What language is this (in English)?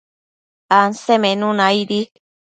Matsés